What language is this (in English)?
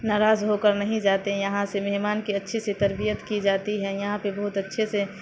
Urdu